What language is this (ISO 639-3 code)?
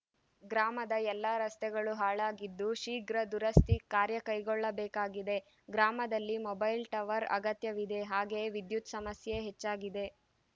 kan